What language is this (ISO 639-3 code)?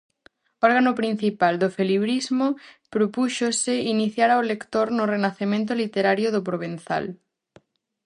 glg